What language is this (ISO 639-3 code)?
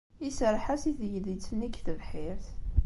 kab